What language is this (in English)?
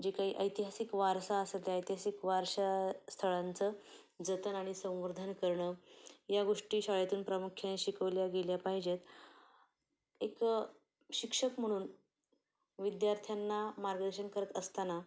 Marathi